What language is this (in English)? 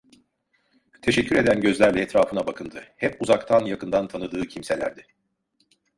Turkish